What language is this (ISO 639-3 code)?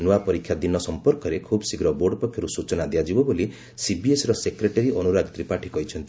ori